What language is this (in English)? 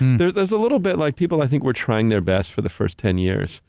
English